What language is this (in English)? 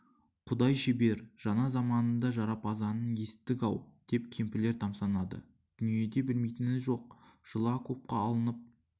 Kazakh